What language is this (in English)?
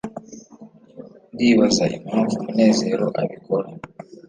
Kinyarwanda